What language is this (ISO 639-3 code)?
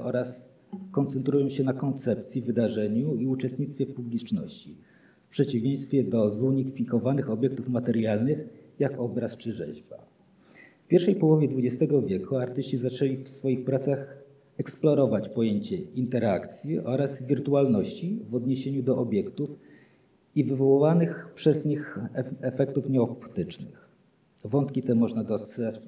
pol